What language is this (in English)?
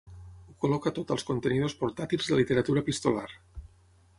Catalan